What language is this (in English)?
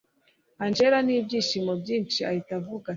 Kinyarwanda